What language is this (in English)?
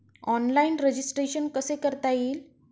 Marathi